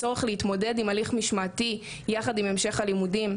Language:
Hebrew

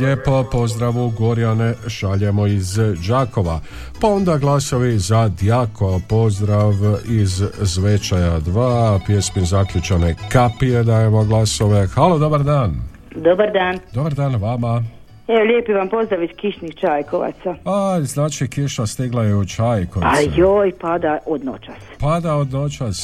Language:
Croatian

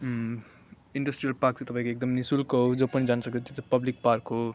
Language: Nepali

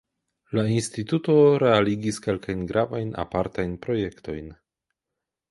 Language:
Esperanto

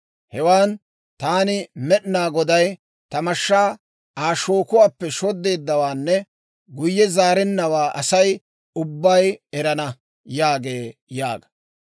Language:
Dawro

